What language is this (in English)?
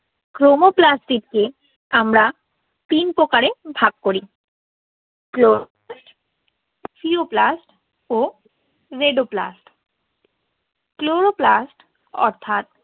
Bangla